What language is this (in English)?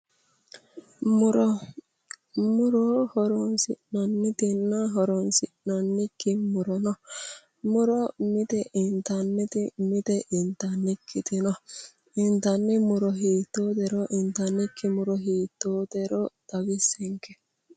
Sidamo